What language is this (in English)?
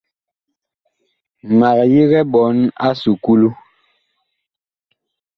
Bakoko